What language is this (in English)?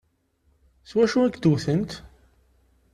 Kabyle